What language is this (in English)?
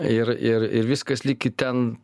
Lithuanian